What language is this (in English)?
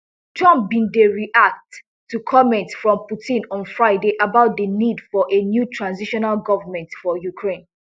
Nigerian Pidgin